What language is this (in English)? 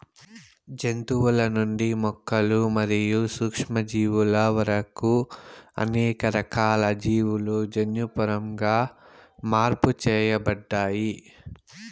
Telugu